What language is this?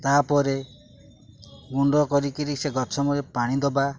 Odia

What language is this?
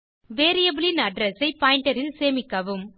Tamil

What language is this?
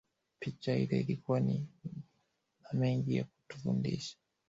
Swahili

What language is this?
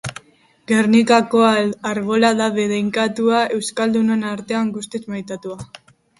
Basque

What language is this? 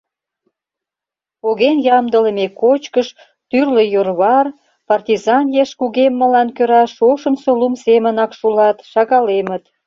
Mari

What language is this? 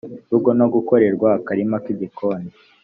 Kinyarwanda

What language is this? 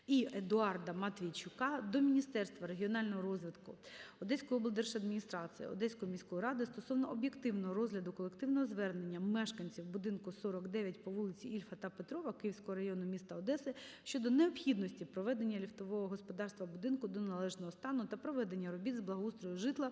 Ukrainian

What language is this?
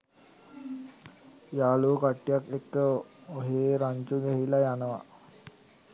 Sinhala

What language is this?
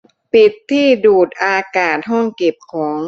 Thai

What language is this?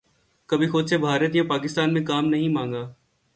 Urdu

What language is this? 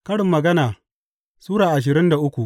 Hausa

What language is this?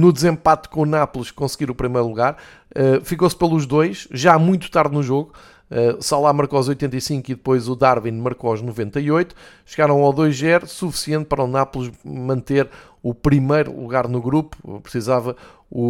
Portuguese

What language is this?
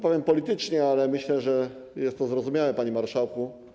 Polish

